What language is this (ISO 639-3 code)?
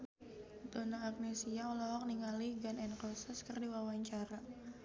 sun